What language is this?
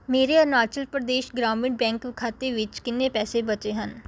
Punjabi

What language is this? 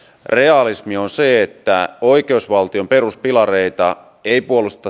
Finnish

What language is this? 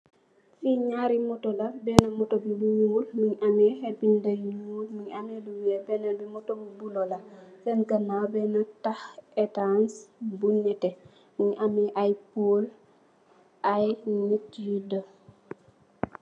Wolof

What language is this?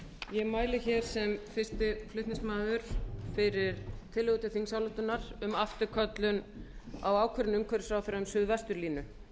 Icelandic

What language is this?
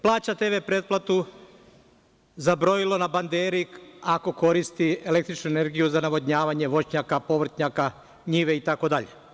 Serbian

